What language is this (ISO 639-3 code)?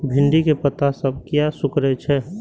mai